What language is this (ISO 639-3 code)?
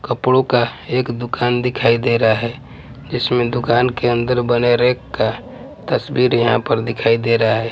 hin